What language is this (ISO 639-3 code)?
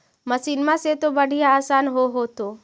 mag